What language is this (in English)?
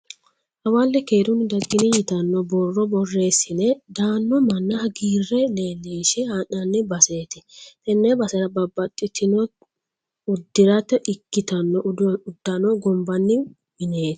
Sidamo